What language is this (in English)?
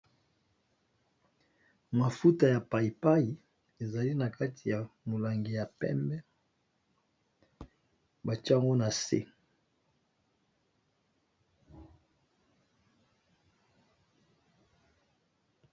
Lingala